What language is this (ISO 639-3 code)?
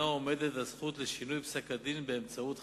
heb